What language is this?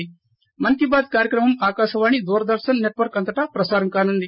Telugu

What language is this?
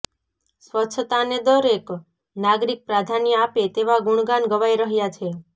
Gujarati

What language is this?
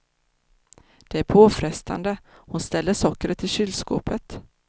Swedish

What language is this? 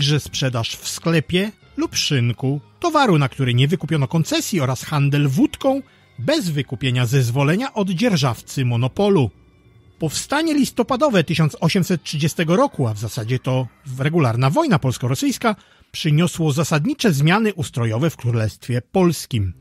Polish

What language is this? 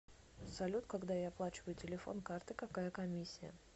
Russian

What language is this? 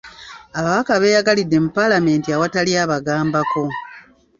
Ganda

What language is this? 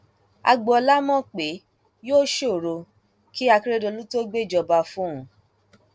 Yoruba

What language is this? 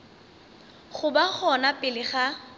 Northern Sotho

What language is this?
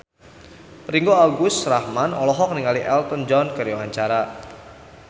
Sundanese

